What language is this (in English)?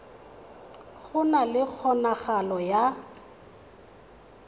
Tswana